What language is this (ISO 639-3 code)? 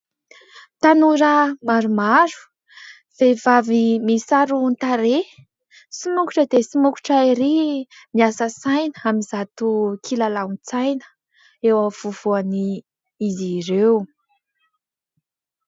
mlg